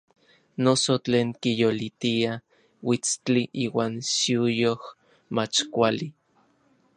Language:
Orizaba Nahuatl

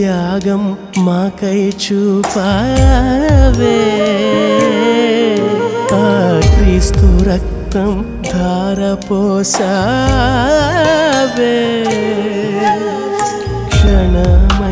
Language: Telugu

